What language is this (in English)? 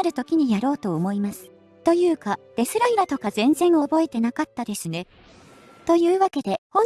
Japanese